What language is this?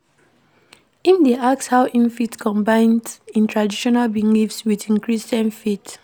Nigerian Pidgin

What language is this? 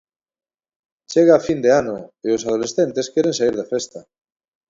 Galician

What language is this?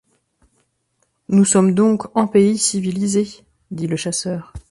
French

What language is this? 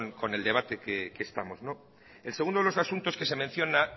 Spanish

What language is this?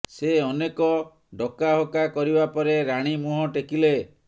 Odia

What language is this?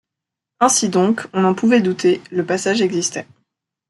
French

